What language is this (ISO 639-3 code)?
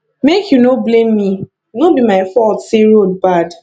pcm